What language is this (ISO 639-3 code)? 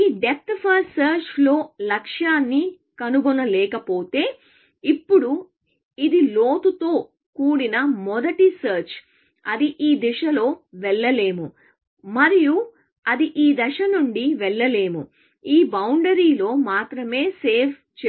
tel